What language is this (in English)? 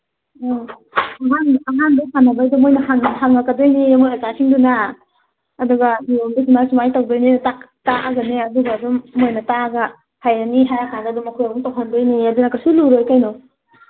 Manipuri